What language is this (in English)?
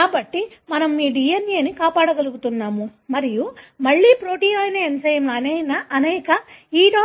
Telugu